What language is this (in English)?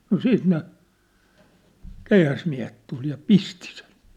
Finnish